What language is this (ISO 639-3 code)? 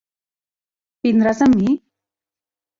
cat